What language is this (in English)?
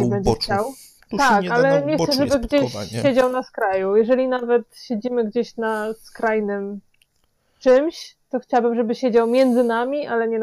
Polish